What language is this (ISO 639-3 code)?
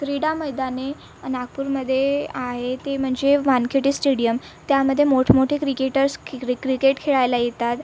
mar